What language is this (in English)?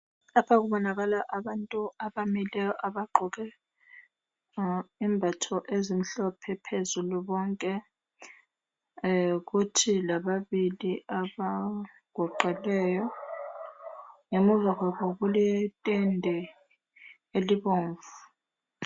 North Ndebele